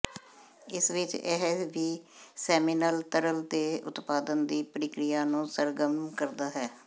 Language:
Punjabi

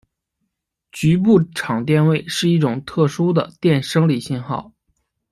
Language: Chinese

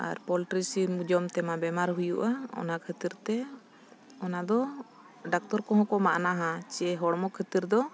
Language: Santali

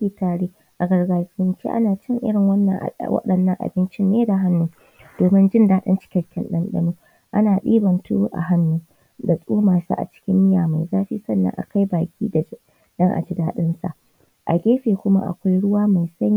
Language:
Hausa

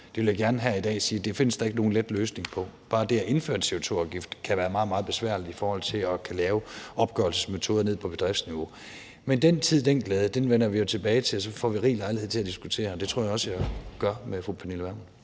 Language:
Danish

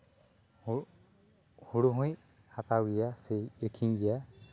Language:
Santali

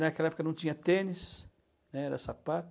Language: Portuguese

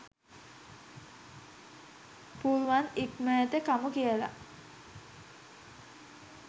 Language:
Sinhala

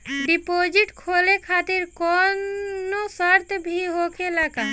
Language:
Bhojpuri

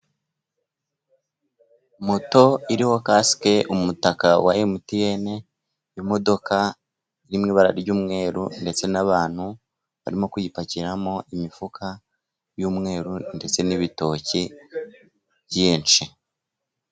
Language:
Kinyarwanda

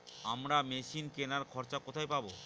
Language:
Bangla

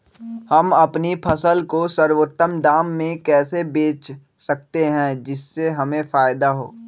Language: Magahi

